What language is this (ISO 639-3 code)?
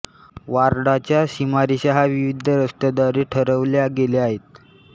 mar